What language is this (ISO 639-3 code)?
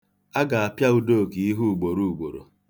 ibo